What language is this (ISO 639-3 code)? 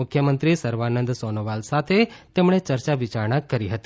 guj